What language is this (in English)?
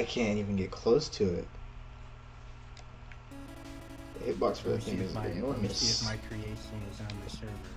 English